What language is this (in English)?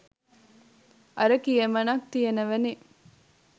Sinhala